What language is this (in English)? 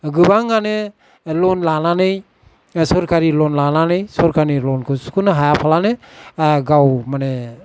Bodo